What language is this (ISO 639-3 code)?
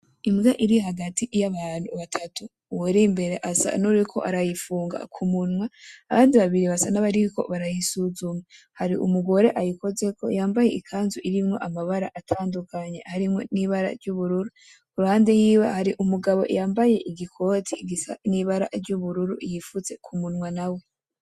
run